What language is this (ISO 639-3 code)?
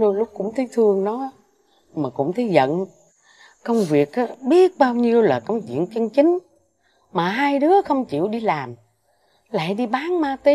vie